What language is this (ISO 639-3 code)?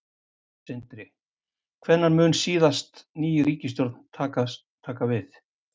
isl